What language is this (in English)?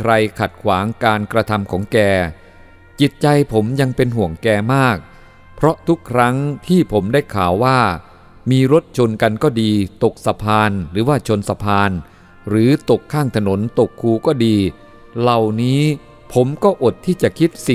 Thai